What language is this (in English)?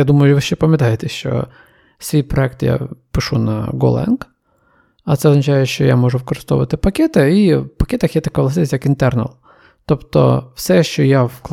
Ukrainian